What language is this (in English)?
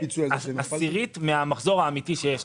Hebrew